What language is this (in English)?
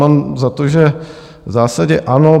Czech